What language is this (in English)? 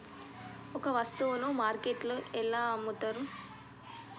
Telugu